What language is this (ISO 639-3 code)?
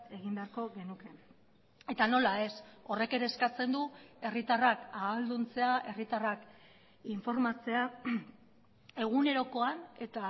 eus